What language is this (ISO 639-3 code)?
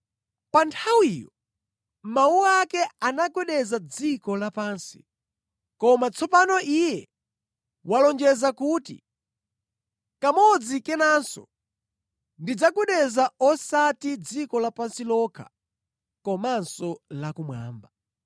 nya